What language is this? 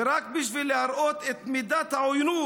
Hebrew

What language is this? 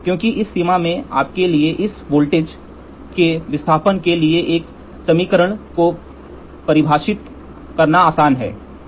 Hindi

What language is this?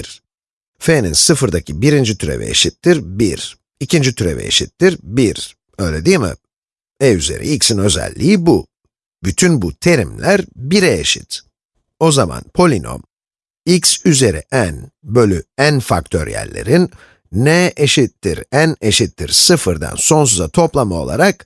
Turkish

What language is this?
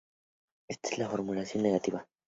Spanish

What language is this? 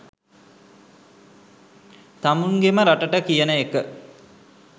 Sinhala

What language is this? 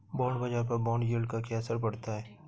Hindi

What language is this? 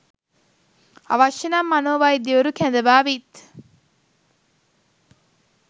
Sinhala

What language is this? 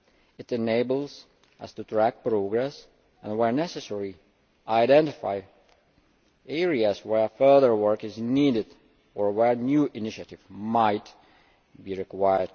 English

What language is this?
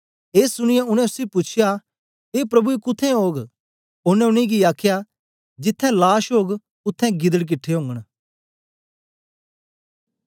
Dogri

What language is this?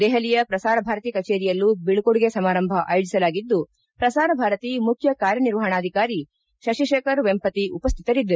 Kannada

